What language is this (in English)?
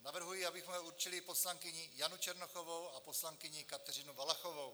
Czech